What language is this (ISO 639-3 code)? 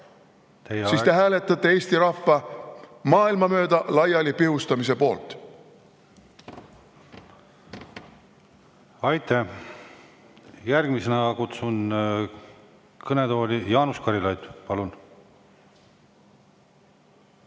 est